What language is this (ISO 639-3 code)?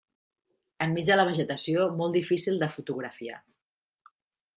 cat